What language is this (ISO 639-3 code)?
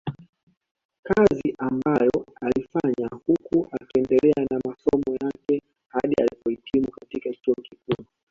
swa